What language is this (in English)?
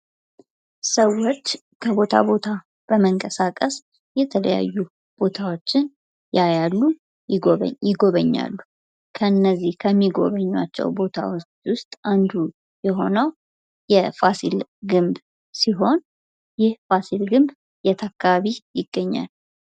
Amharic